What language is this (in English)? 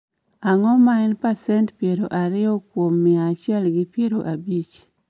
Luo (Kenya and Tanzania)